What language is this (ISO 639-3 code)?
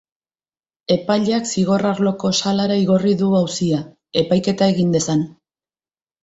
eus